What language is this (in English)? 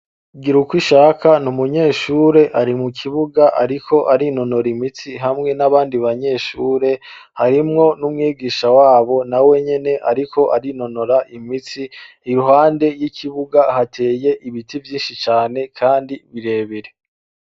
Rundi